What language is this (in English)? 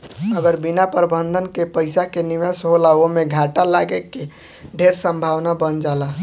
Bhojpuri